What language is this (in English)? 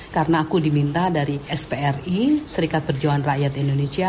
Indonesian